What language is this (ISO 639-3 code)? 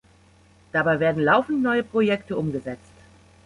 deu